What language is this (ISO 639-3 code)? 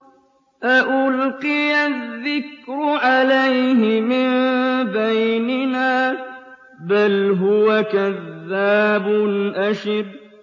ara